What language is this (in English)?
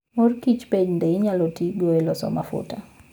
Luo (Kenya and Tanzania)